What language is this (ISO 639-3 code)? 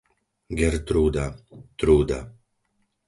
slk